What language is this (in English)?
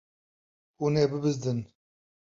Kurdish